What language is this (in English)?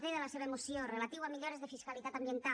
Catalan